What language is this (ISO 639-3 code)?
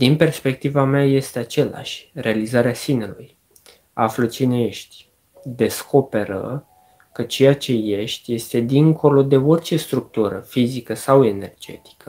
ron